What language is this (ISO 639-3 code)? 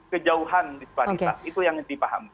ind